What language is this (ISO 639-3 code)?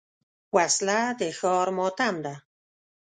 pus